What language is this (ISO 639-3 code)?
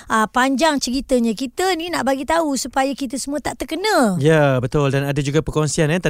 msa